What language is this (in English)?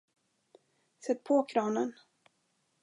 Swedish